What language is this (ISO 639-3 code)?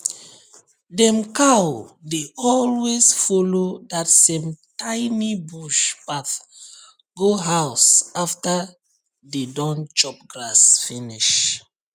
pcm